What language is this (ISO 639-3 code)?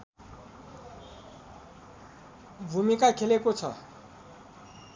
nep